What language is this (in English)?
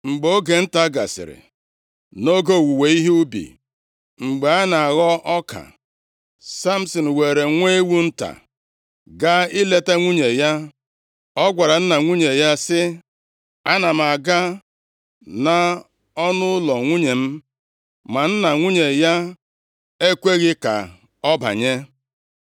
Igbo